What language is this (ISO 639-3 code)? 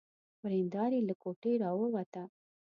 pus